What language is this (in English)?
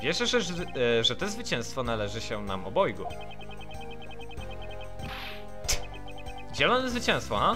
Polish